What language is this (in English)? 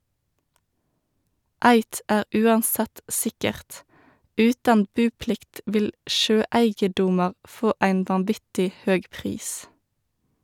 Norwegian